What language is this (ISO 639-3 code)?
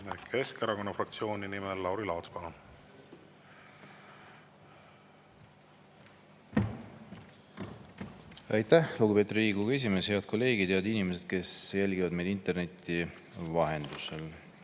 est